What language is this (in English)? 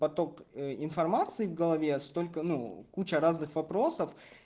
Russian